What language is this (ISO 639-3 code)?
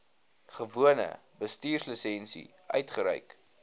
afr